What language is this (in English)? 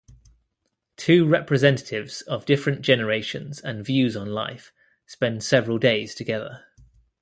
English